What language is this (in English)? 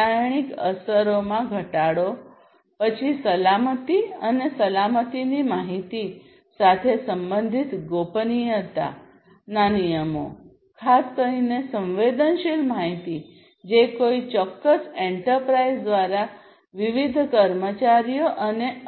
Gujarati